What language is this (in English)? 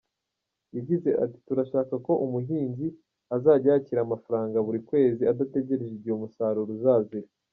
Kinyarwanda